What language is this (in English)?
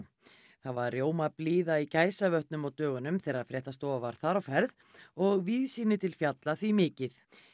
Icelandic